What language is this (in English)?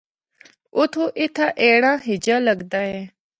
Northern Hindko